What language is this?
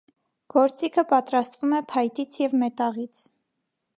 Armenian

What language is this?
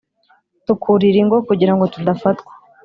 Kinyarwanda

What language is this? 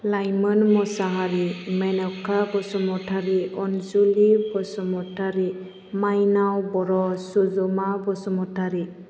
Bodo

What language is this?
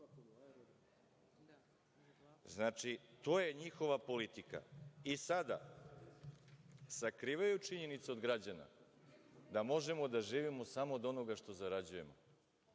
Serbian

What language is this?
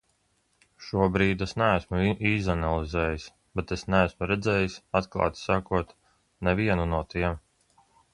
Latvian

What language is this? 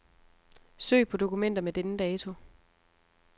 Danish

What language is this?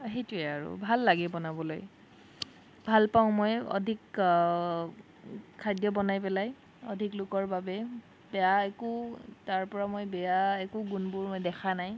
Assamese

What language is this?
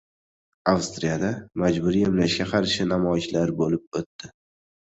Uzbek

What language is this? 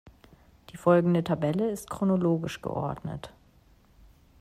German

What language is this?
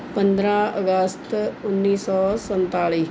Punjabi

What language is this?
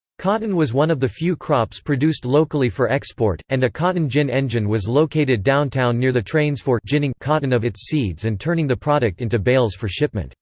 English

